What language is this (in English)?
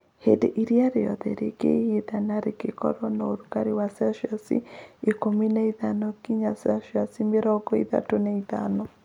Kikuyu